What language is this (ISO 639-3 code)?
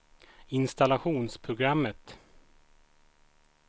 swe